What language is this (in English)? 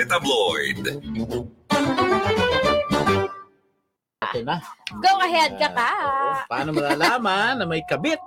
Filipino